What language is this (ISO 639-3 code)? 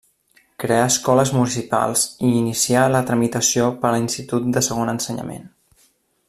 cat